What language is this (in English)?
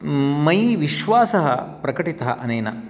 Sanskrit